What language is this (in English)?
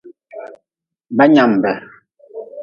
Nawdm